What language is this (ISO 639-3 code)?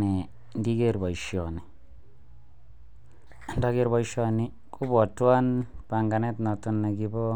kln